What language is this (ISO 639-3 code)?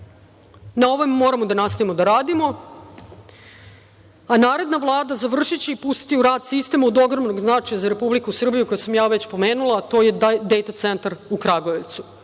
srp